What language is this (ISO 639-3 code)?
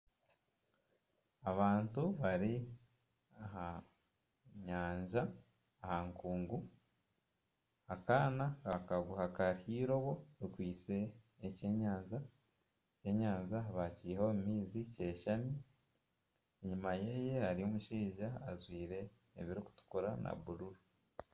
nyn